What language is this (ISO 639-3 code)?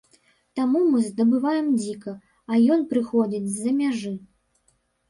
bel